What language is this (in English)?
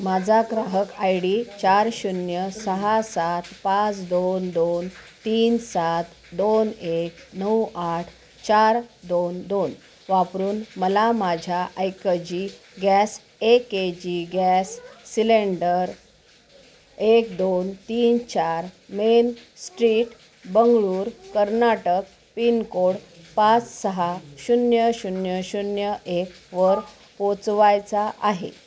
Marathi